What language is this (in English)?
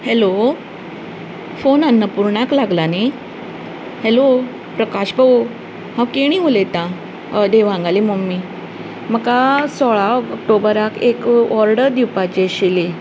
Konkani